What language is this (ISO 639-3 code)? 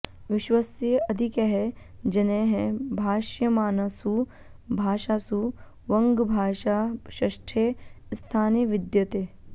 san